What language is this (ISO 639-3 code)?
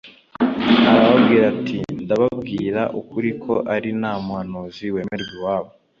kin